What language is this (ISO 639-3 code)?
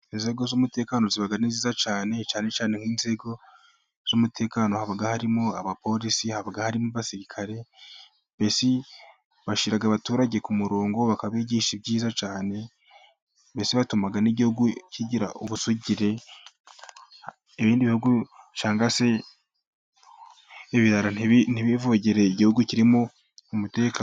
kin